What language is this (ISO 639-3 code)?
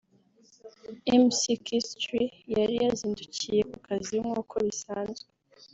kin